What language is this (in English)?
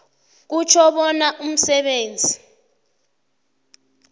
South Ndebele